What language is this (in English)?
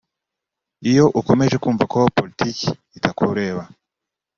Kinyarwanda